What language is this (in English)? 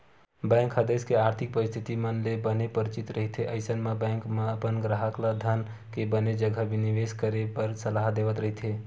Chhattisgarhi